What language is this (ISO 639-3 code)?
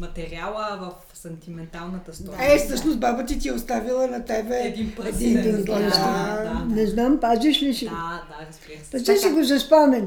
bul